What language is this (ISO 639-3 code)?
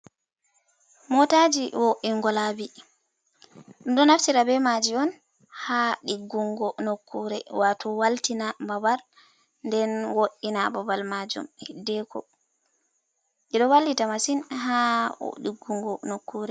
ful